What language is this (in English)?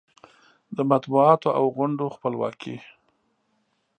Pashto